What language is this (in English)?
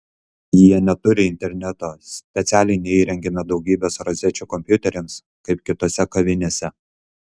Lithuanian